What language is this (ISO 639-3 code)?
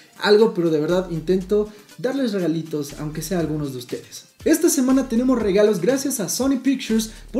spa